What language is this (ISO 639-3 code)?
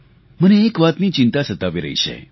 guj